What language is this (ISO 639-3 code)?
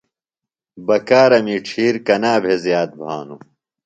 phl